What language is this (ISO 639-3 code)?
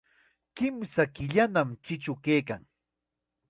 qxa